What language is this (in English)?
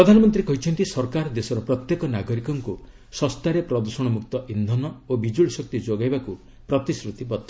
Odia